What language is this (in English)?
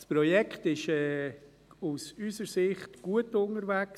Swiss German